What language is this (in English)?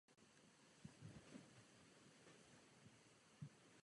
Czech